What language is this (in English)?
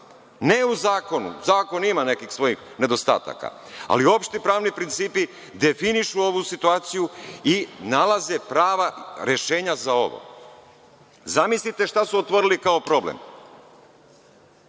Serbian